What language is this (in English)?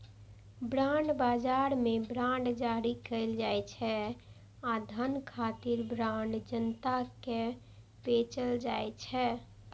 Maithili